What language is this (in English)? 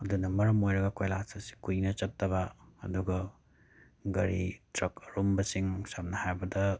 Manipuri